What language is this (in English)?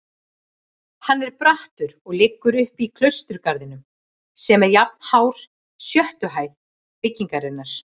Icelandic